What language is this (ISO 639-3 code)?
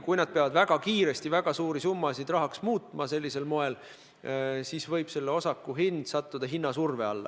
est